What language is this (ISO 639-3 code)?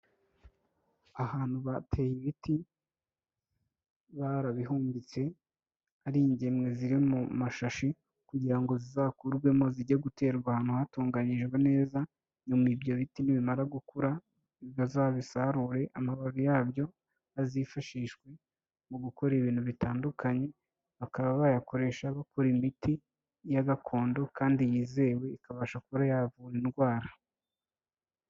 kin